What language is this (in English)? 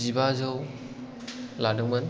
Bodo